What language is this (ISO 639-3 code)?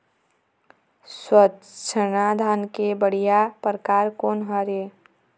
hne